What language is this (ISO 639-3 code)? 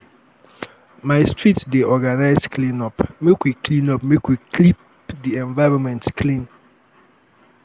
pcm